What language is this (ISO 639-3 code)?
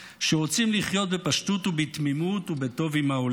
heb